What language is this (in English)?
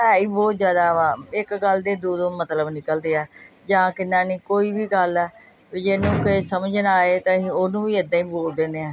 Punjabi